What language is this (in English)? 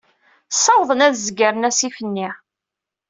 Kabyle